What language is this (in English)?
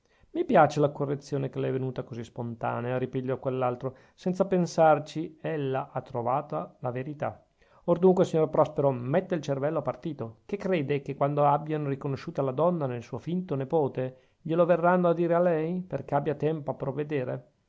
Italian